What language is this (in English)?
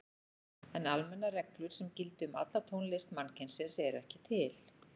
Icelandic